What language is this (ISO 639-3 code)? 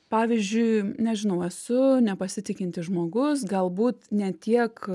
lit